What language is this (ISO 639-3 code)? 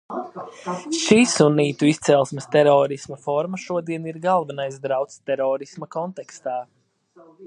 lav